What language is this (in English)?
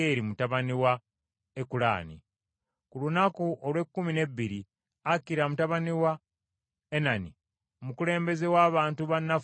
Ganda